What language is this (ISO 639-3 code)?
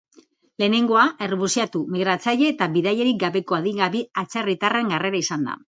eus